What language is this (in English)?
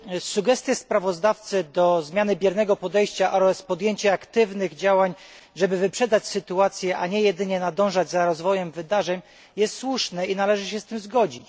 Polish